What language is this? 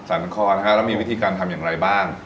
Thai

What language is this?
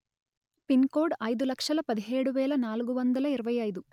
Telugu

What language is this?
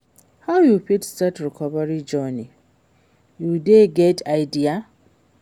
Nigerian Pidgin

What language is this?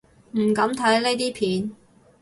Cantonese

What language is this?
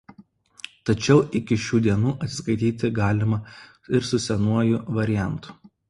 Lithuanian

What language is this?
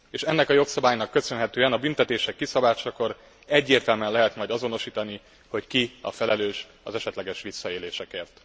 Hungarian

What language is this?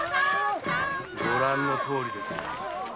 Japanese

